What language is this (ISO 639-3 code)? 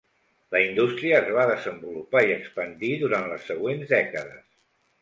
cat